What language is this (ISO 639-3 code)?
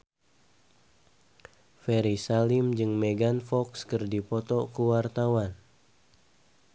sun